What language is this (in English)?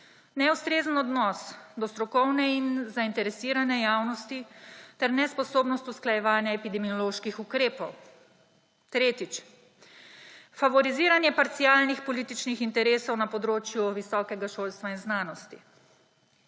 Slovenian